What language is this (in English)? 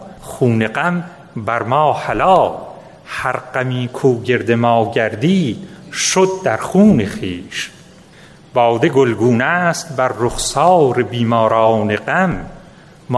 Persian